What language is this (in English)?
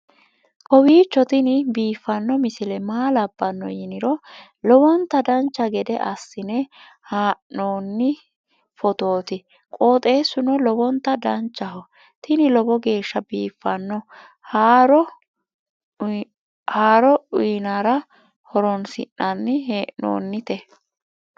Sidamo